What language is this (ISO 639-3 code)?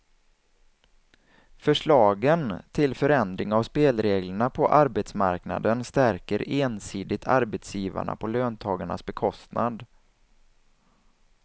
swe